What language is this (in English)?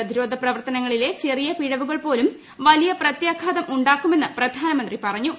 Malayalam